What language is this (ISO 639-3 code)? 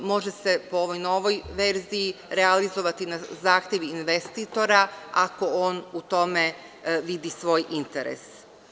srp